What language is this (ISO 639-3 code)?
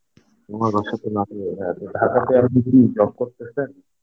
ben